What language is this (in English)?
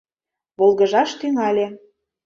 Mari